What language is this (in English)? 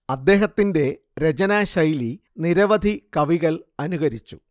Malayalam